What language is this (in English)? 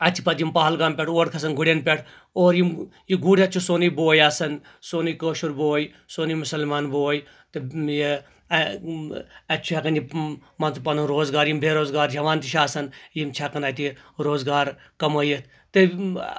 Kashmiri